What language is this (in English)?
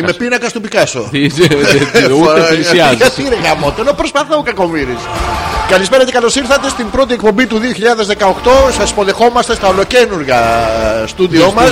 Greek